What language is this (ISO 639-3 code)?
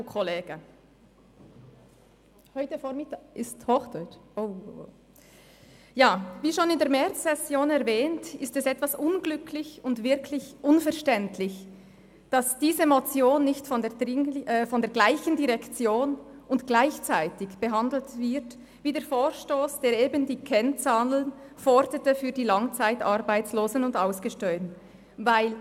gsw